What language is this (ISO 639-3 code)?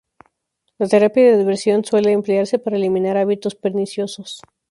spa